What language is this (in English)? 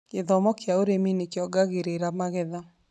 Kikuyu